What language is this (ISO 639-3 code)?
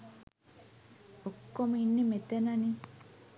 sin